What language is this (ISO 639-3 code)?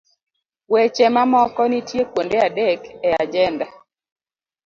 luo